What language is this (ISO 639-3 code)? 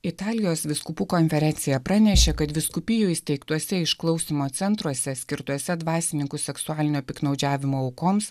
lit